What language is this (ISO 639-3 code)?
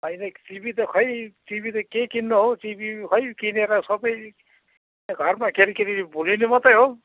nep